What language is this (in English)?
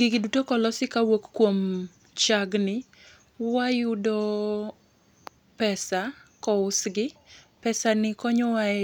Luo (Kenya and Tanzania)